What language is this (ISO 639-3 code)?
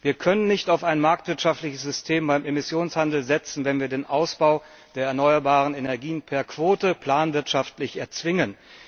deu